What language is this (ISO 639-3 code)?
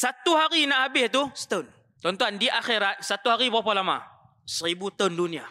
msa